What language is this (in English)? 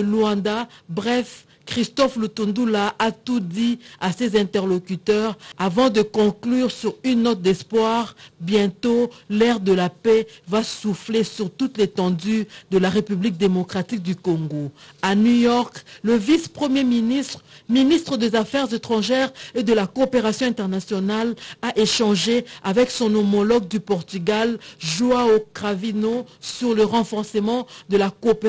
French